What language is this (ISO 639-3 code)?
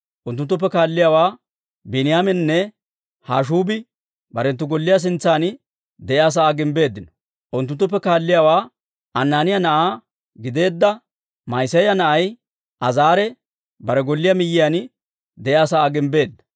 dwr